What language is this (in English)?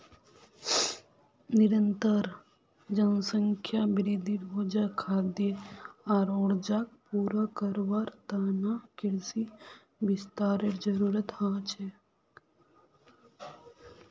Magahi